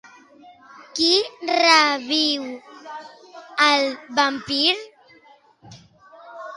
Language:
Catalan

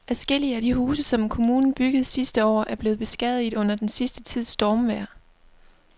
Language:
Danish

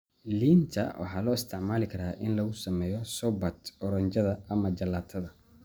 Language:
Somali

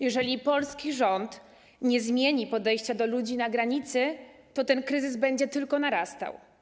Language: Polish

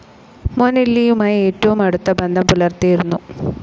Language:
Malayalam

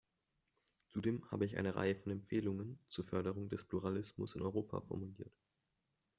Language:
German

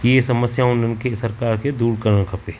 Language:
Sindhi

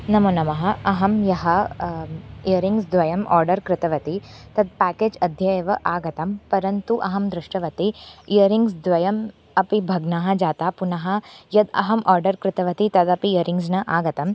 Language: Sanskrit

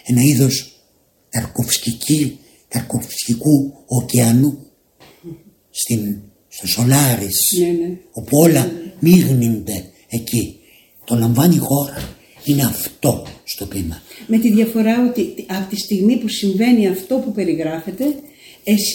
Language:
Greek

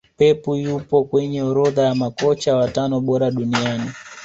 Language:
Swahili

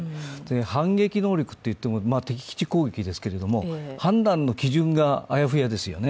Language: Japanese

